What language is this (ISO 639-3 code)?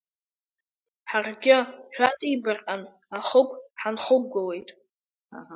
abk